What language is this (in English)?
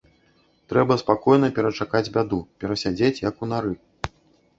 Belarusian